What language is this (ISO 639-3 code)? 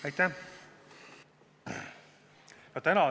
est